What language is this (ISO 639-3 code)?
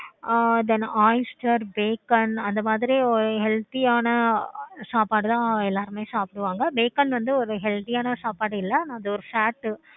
tam